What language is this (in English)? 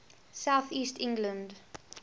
English